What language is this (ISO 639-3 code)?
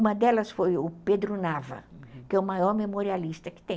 por